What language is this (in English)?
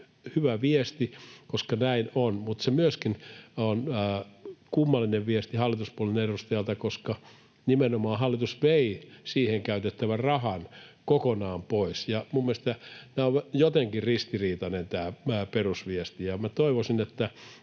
Finnish